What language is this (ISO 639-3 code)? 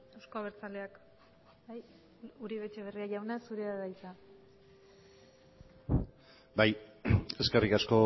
eus